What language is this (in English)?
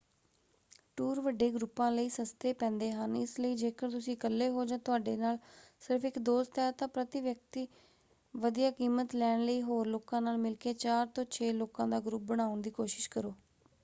Punjabi